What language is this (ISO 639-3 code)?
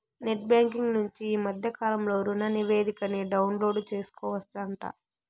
tel